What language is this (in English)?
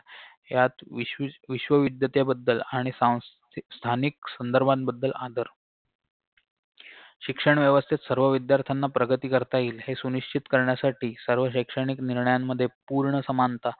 Marathi